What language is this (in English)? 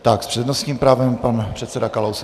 Czech